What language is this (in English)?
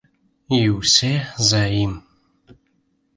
Belarusian